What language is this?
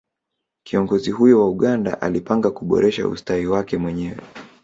Swahili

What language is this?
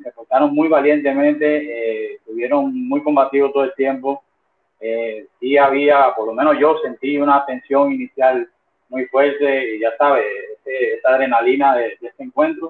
Spanish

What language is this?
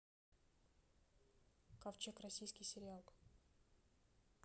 Russian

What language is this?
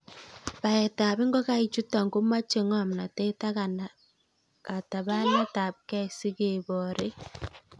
Kalenjin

